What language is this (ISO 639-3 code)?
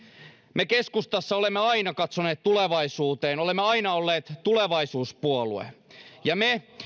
fin